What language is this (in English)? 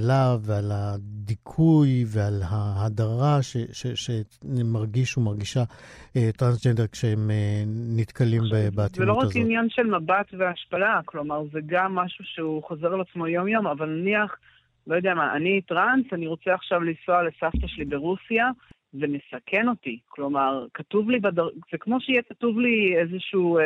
Hebrew